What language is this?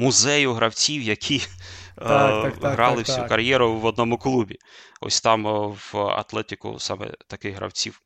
Ukrainian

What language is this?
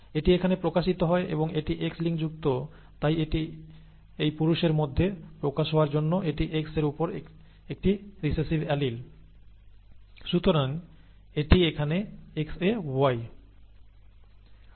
Bangla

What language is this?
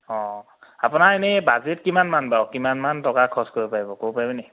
Assamese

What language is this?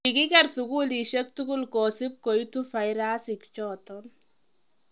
Kalenjin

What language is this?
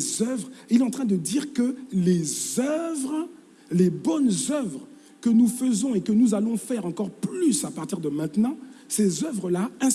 French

